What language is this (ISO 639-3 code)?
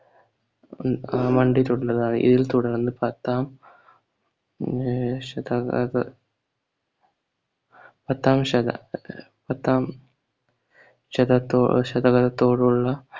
mal